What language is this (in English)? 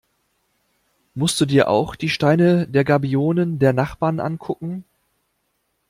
German